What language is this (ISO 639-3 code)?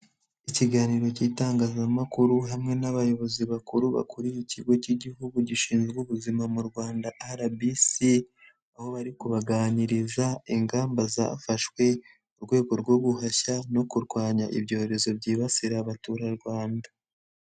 kin